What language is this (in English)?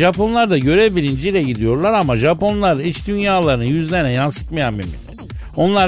Turkish